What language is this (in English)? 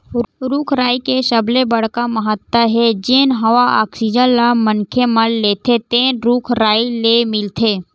Chhattisgarhi